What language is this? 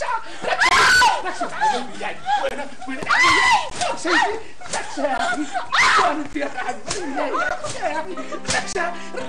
Arabic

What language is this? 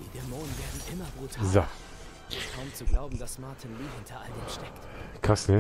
German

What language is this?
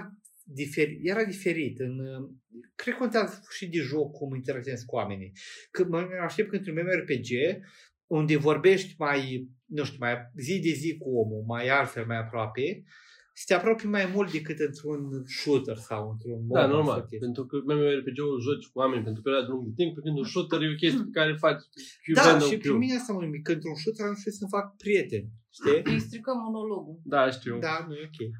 Romanian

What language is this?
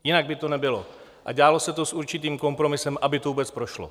Czech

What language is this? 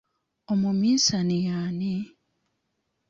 Ganda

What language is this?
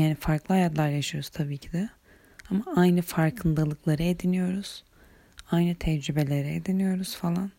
Turkish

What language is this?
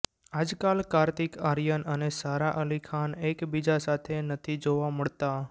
Gujarati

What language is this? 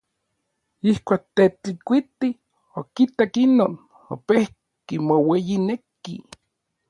Orizaba Nahuatl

